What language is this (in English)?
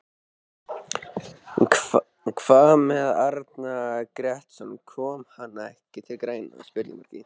Icelandic